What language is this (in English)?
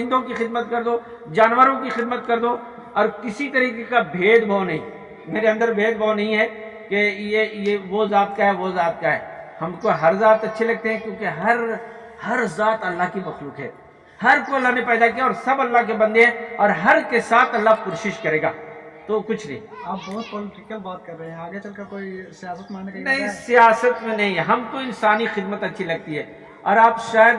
Urdu